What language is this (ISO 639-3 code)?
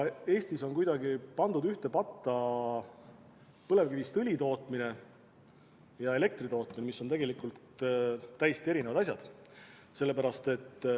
est